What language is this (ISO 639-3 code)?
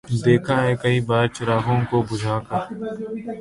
urd